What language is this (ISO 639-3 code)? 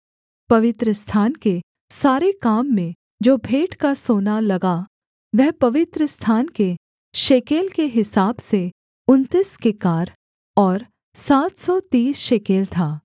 hin